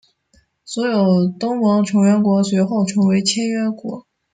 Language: Chinese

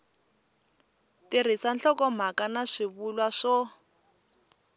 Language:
Tsonga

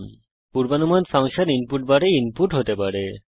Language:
Bangla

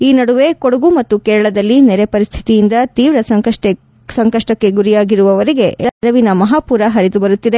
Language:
Kannada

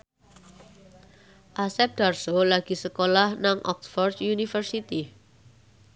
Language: Javanese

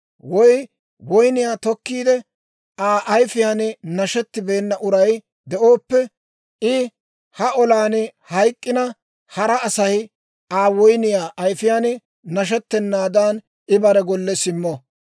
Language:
Dawro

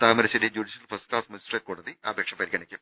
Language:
Malayalam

